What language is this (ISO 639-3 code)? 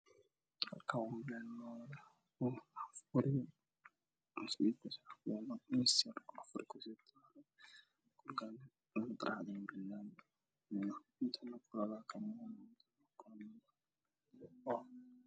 som